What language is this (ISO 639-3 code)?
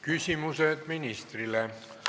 est